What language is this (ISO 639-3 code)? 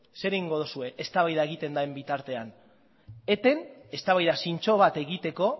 eus